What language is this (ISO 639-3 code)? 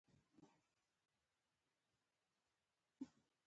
pus